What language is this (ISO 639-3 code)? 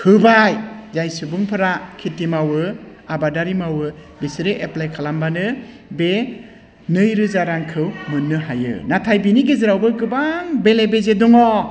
brx